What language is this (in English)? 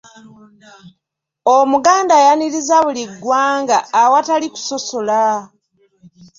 Ganda